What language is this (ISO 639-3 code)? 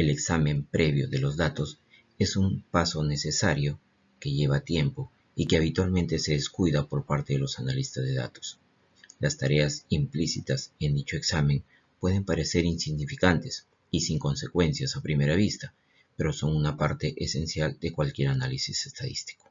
spa